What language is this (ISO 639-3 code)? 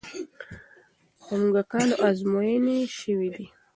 pus